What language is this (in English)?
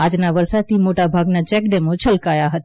Gujarati